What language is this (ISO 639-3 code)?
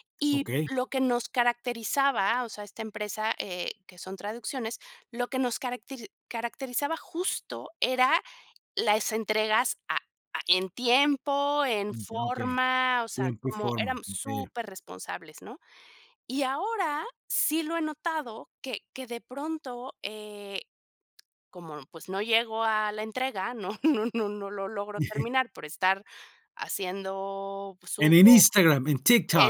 spa